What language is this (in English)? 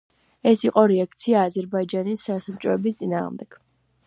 Georgian